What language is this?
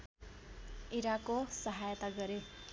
Nepali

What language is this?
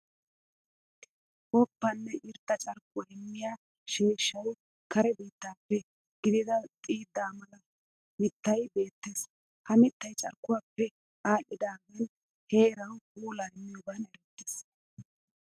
Wolaytta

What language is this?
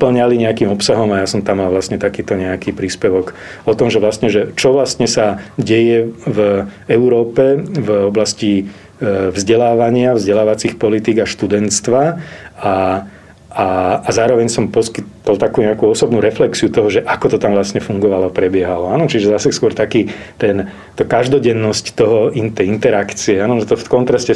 Slovak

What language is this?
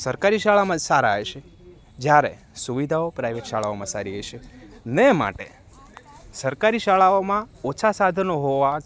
Gujarati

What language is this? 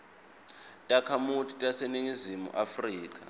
Swati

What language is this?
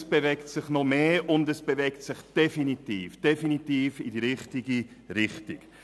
Swiss German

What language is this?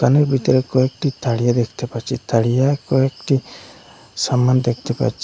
Bangla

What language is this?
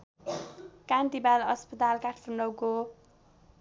Nepali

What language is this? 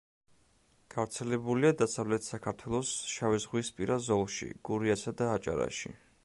Georgian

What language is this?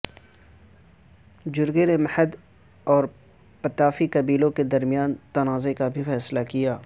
Urdu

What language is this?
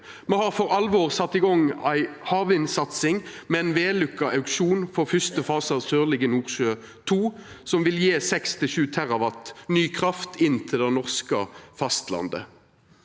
Norwegian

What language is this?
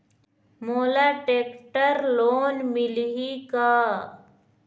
Chhattisgarhi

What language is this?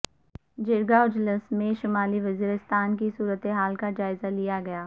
Urdu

